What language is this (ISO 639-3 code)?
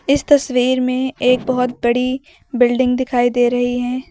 hin